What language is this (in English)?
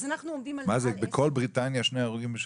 Hebrew